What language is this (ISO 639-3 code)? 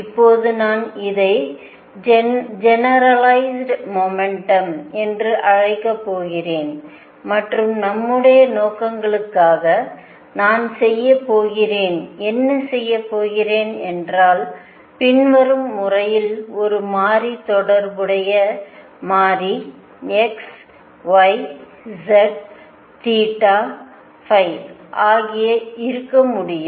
tam